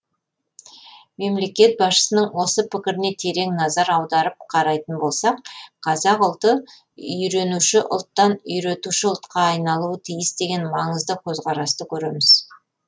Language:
Kazakh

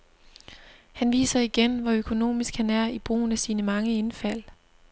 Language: Danish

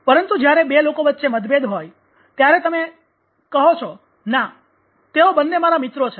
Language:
Gujarati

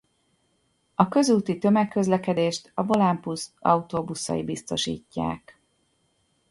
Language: Hungarian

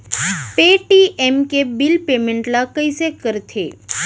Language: Chhattisgarhi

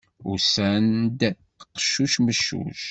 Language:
Kabyle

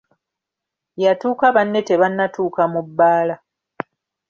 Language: Ganda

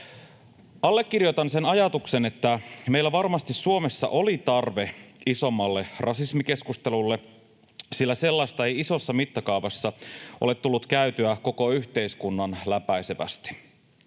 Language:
Finnish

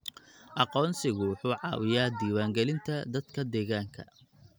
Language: Somali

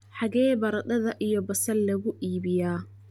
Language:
Somali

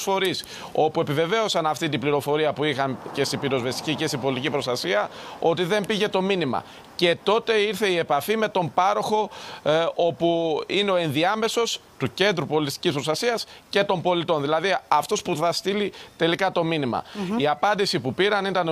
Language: Greek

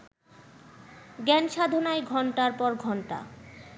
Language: Bangla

